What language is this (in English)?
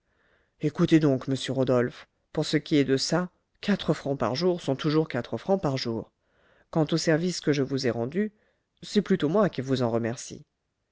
French